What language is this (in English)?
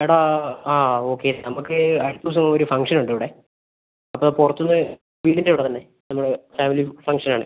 Malayalam